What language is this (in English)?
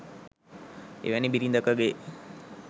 Sinhala